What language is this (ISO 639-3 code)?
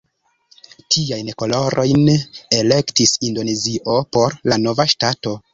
epo